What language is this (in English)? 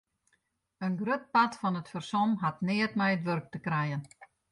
Western Frisian